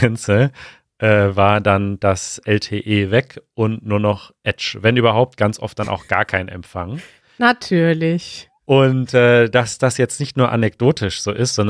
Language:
German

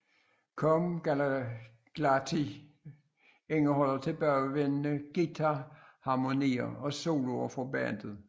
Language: Danish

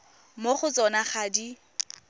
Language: Tswana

